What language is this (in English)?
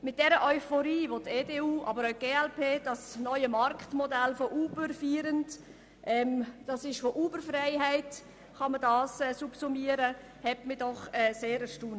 Swiss German